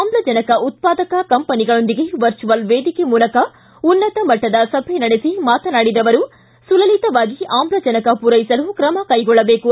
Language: Kannada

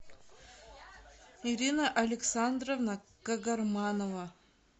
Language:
Russian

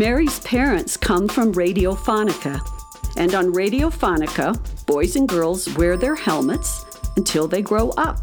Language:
English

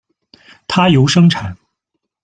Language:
Chinese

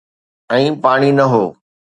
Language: Sindhi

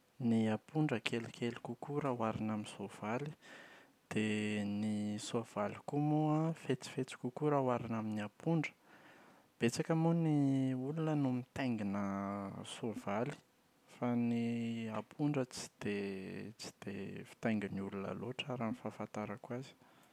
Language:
Malagasy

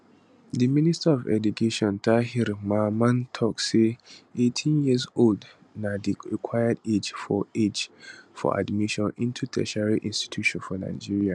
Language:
Nigerian Pidgin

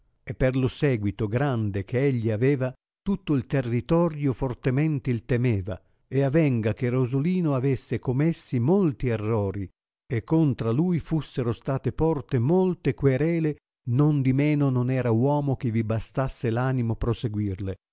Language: Italian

